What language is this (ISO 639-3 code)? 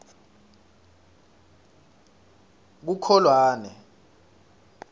ssw